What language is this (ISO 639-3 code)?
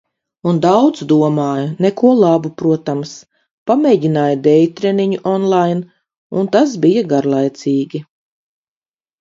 lav